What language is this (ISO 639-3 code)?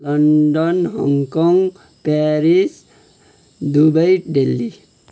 nep